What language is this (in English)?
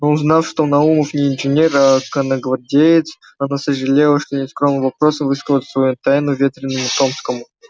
Russian